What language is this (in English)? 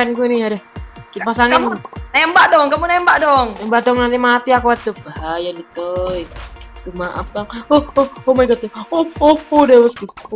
Indonesian